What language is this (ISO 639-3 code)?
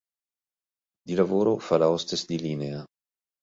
ita